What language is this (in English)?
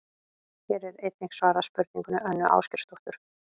Icelandic